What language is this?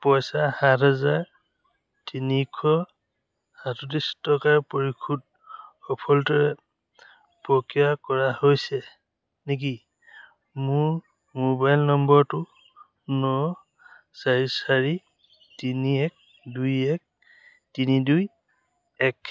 Assamese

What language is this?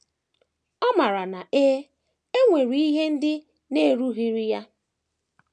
Igbo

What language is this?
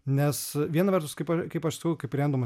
Lithuanian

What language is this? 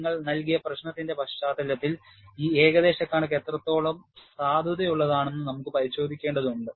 Malayalam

